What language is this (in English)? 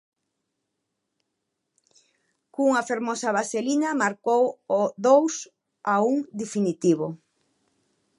Galician